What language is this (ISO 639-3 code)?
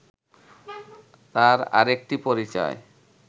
ben